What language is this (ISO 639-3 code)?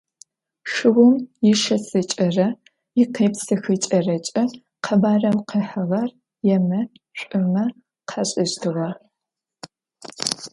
ady